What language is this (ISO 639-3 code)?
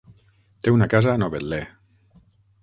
cat